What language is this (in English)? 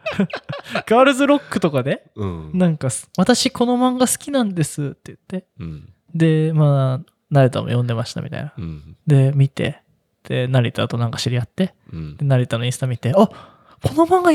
Japanese